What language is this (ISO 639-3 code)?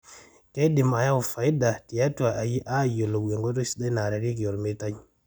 mas